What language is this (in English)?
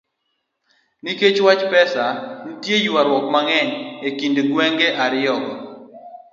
Luo (Kenya and Tanzania)